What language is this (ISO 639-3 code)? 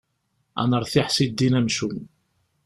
kab